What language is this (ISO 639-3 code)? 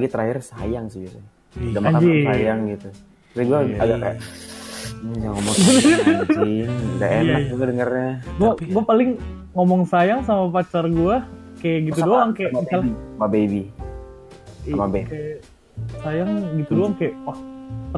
ind